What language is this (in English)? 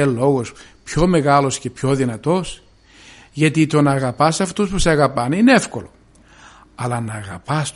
Greek